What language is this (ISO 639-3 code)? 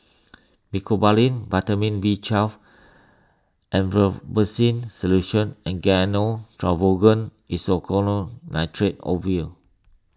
eng